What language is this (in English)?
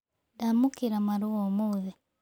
Kikuyu